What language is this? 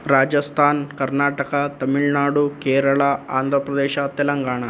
Sanskrit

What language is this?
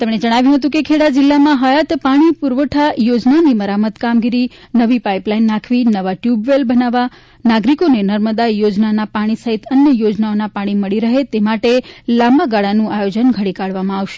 Gujarati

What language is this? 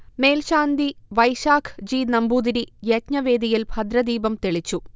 Malayalam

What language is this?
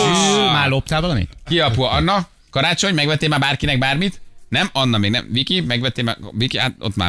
Hungarian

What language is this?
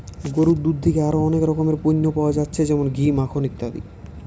Bangla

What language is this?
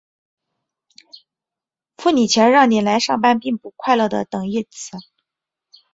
Chinese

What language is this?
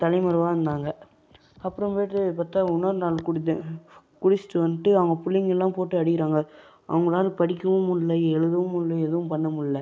Tamil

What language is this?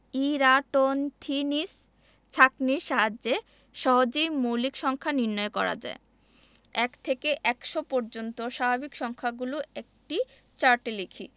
Bangla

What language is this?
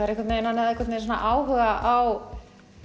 Icelandic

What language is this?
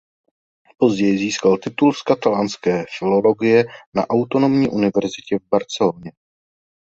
Czech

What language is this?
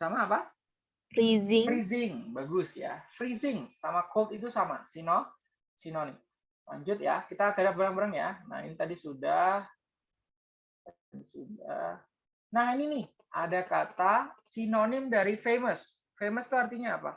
Indonesian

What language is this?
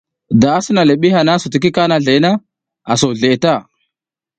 South Giziga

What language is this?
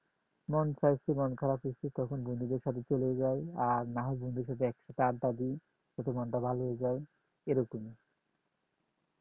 Bangla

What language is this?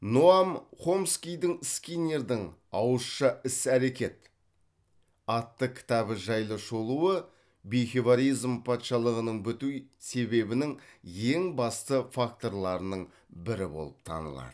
Kazakh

